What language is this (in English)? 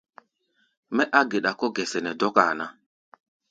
Gbaya